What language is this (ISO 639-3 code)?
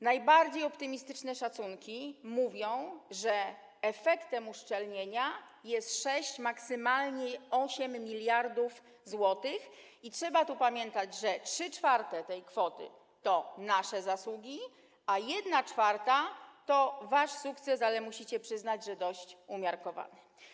pol